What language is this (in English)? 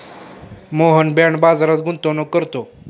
Marathi